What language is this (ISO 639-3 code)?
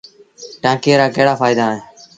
sbn